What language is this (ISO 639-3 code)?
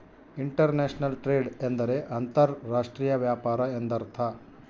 kan